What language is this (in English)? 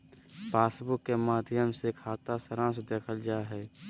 Magahi